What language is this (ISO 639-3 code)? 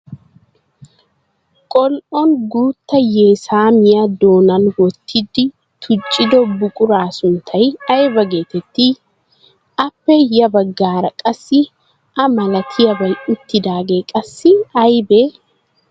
wal